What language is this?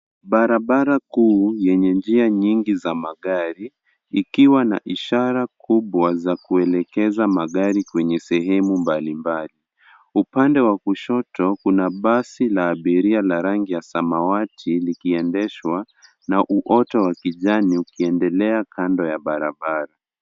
Swahili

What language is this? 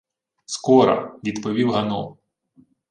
Ukrainian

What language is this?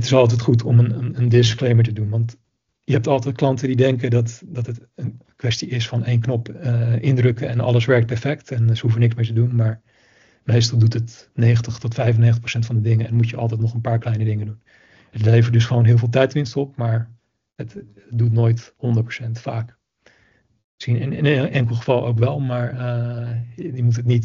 Dutch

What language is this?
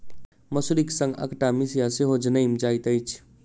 Maithili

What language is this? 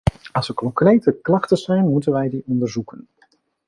Dutch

